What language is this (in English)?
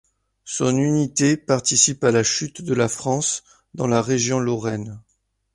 French